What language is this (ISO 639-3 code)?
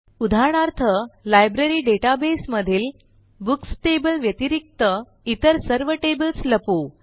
mar